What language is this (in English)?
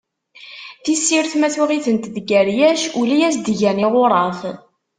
Kabyle